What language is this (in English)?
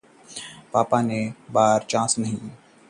Hindi